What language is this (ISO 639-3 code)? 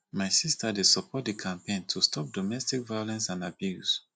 pcm